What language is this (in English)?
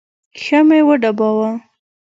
Pashto